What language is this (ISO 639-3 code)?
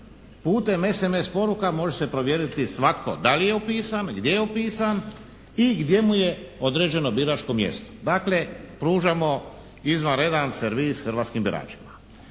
hrv